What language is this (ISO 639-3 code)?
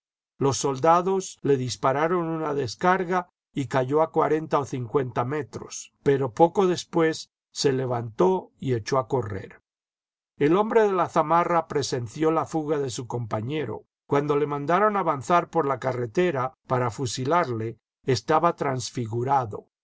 spa